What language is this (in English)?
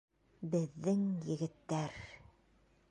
Bashkir